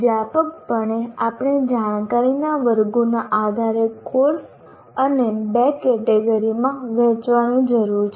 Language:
Gujarati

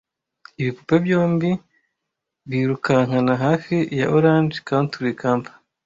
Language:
Kinyarwanda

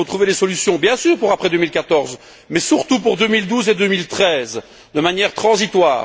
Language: French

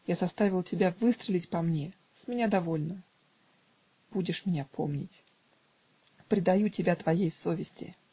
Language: Russian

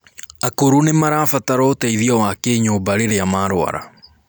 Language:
Kikuyu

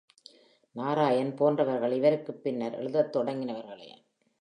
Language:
Tamil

